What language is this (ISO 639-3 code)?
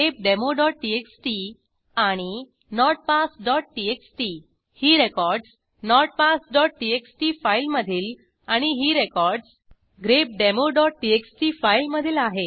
mar